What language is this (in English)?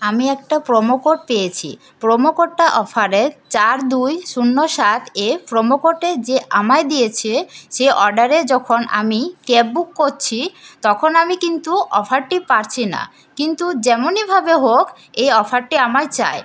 Bangla